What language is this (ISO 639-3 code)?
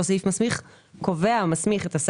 heb